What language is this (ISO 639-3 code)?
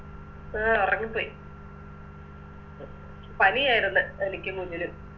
mal